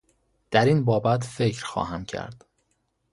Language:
Persian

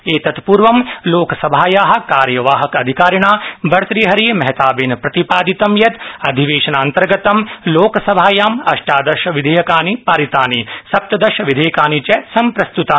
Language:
Sanskrit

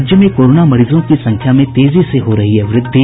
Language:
Hindi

